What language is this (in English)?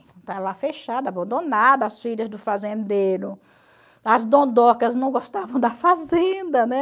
Portuguese